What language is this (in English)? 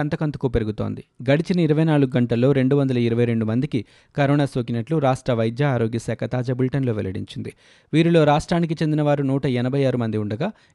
Telugu